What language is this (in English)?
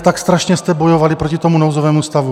Czech